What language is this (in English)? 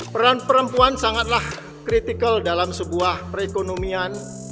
Indonesian